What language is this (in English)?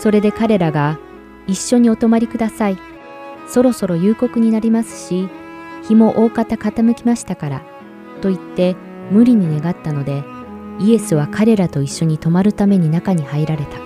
Japanese